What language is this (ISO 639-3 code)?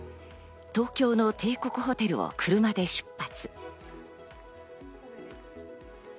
jpn